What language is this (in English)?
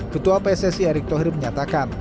Indonesian